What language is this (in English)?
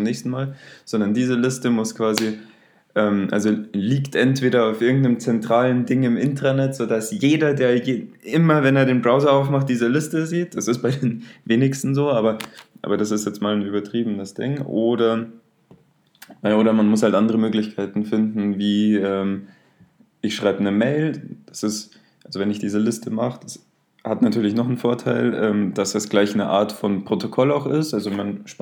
German